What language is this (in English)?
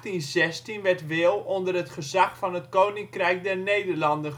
Dutch